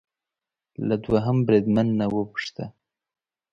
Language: Pashto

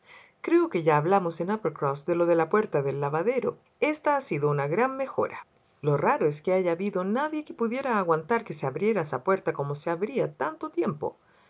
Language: Spanish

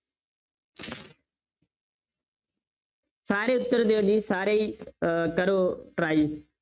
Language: Punjabi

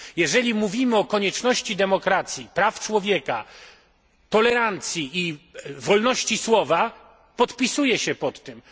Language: Polish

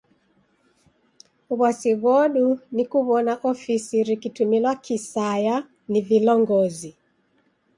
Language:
Taita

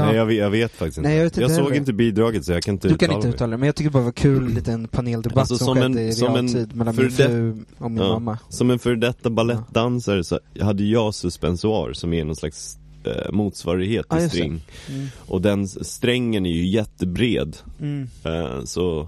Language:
Swedish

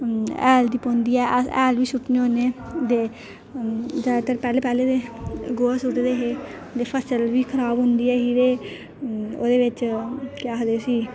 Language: Dogri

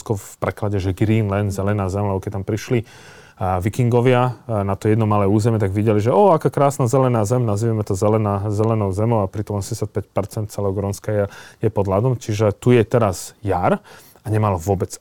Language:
Slovak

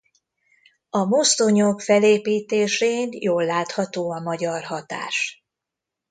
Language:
Hungarian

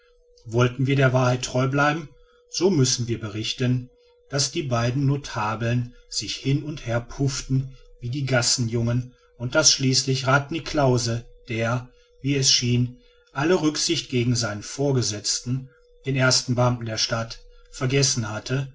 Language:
German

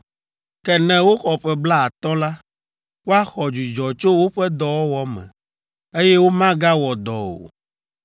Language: Ewe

